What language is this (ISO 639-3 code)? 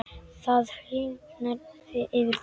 isl